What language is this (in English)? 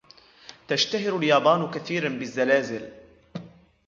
Arabic